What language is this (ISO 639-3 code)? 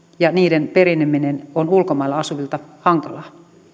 fin